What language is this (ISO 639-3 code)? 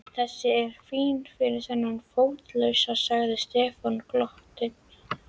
isl